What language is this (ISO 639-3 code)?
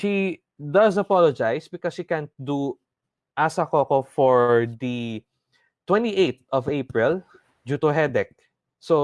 eng